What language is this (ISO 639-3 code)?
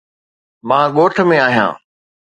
snd